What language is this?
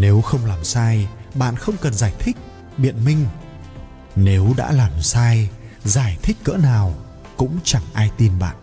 Vietnamese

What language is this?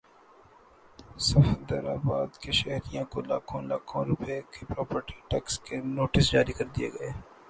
Urdu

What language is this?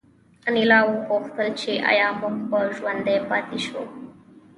Pashto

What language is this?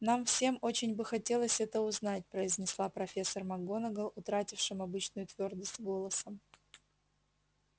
Russian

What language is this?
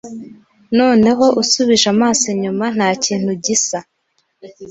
Kinyarwanda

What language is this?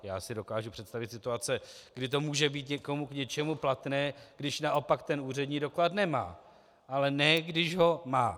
Czech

